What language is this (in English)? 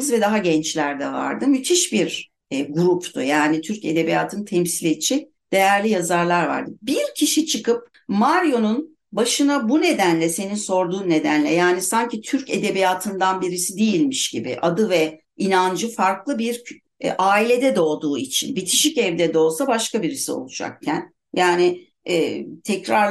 Turkish